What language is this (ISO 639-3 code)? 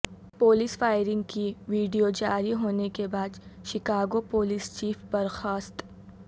urd